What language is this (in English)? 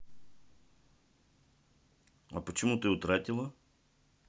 Russian